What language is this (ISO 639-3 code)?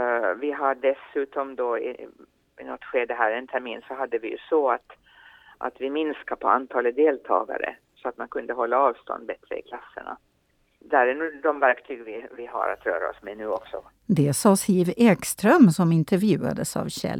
swe